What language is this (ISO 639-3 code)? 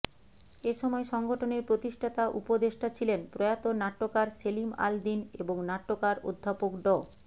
ben